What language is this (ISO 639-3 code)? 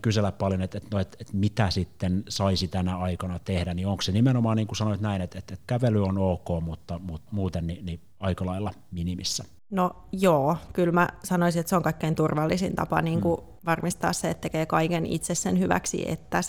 fin